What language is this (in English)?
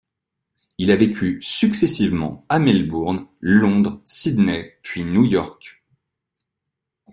French